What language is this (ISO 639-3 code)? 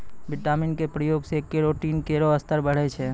mai